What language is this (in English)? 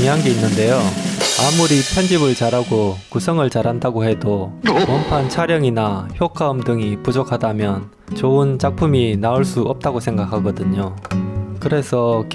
Korean